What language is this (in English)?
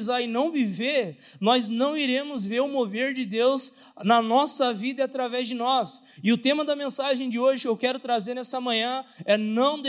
Portuguese